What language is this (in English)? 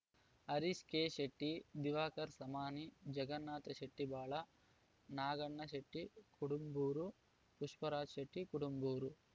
Kannada